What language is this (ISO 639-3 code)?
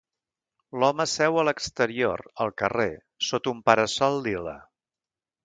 cat